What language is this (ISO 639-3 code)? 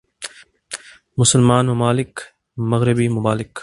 urd